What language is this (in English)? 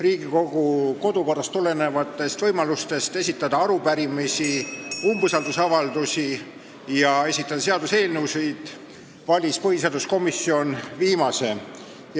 Estonian